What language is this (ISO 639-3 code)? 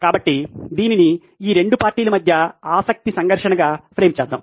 tel